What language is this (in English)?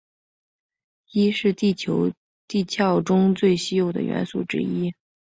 Chinese